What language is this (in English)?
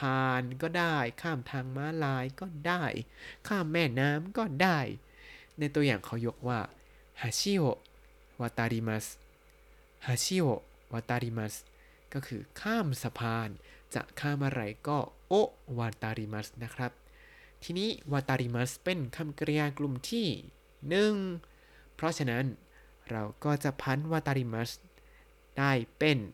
Thai